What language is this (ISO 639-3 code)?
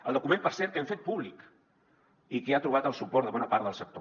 cat